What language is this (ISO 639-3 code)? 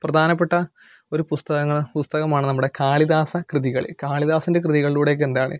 mal